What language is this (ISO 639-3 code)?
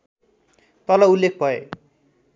nep